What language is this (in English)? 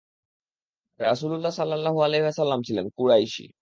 Bangla